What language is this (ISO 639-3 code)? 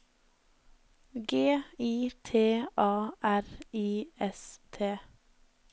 nor